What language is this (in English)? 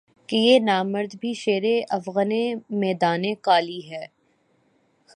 Urdu